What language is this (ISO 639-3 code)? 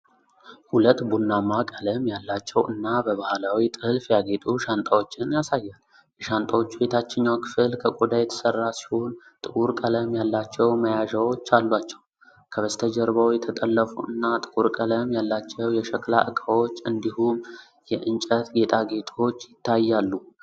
amh